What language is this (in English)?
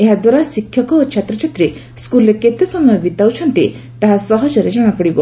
Odia